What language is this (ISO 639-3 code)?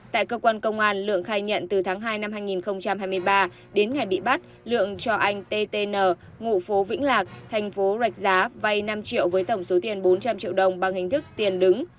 vie